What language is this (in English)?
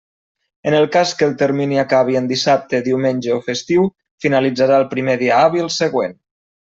Catalan